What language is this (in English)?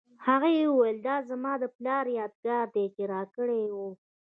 Pashto